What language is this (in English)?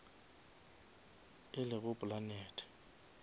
Northern Sotho